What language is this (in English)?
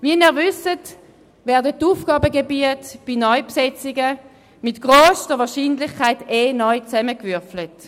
Swiss German